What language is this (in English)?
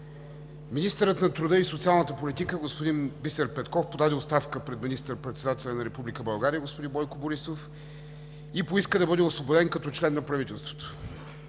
Bulgarian